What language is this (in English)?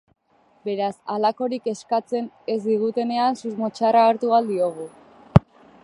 Basque